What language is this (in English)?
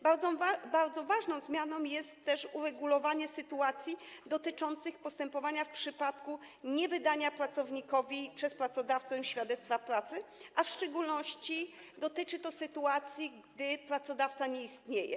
Polish